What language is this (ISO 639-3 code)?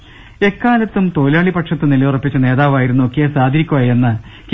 mal